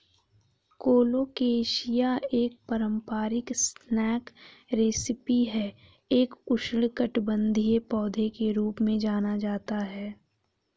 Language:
Hindi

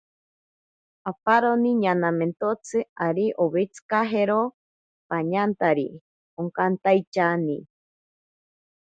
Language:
Ashéninka Perené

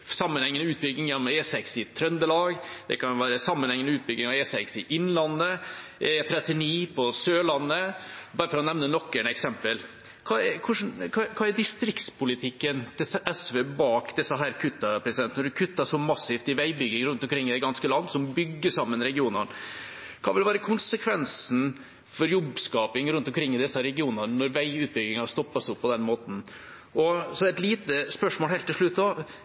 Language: Norwegian Bokmål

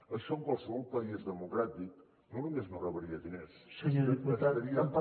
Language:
Catalan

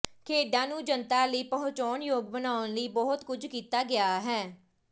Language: Punjabi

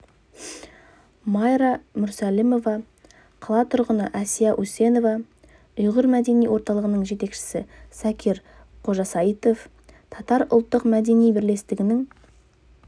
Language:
Kazakh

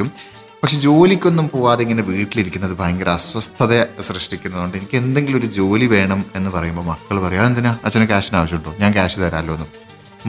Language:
Malayalam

